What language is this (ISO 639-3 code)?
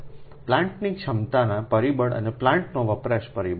guj